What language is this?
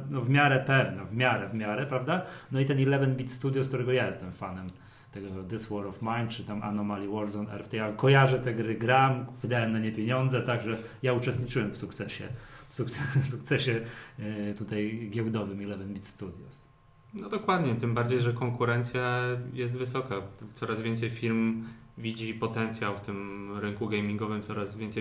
Polish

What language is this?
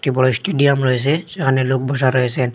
Bangla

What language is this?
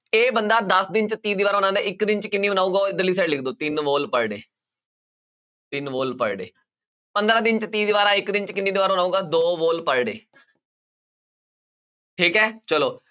Punjabi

